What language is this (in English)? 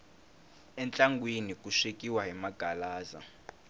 Tsonga